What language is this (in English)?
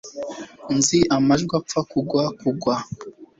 Kinyarwanda